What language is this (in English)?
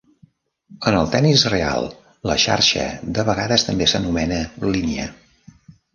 Catalan